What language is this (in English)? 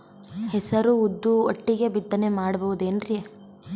Kannada